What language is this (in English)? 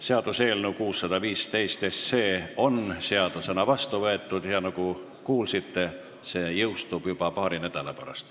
Estonian